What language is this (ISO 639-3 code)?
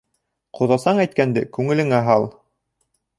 bak